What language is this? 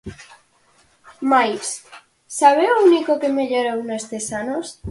Galician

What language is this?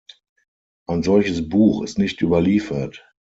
German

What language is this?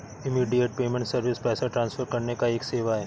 Hindi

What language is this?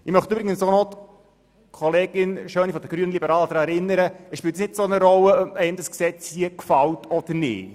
Swiss German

